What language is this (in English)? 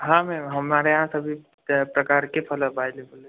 Hindi